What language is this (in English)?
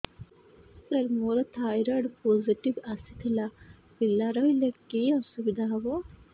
Odia